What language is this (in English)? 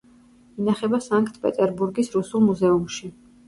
Georgian